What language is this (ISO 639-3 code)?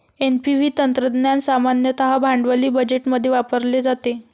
mar